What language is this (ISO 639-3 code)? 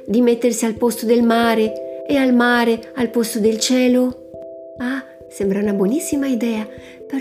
ita